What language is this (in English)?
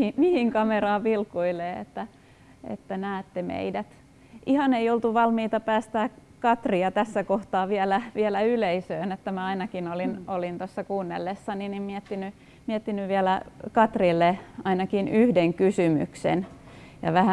Finnish